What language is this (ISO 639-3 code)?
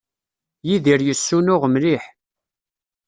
kab